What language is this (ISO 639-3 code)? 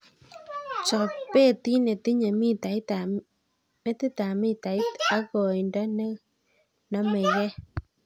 kln